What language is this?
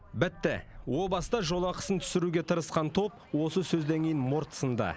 Kazakh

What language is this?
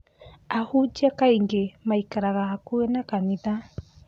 Kikuyu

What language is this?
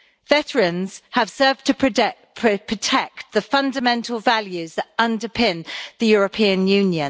English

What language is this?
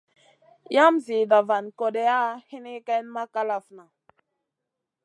Masana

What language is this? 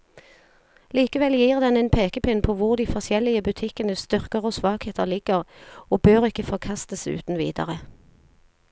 Norwegian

